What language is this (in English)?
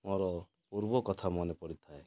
Odia